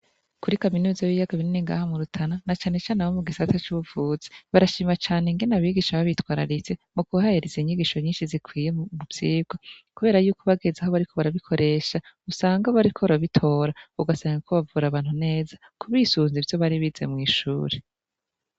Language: Rundi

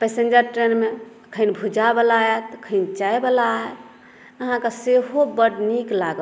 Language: Maithili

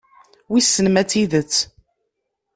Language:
Kabyle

